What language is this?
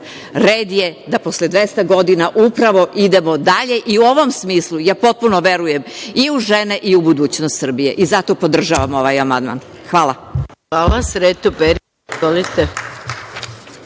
Serbian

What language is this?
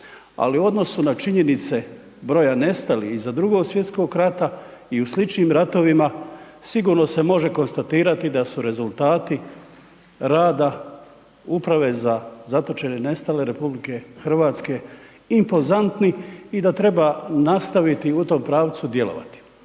Croatian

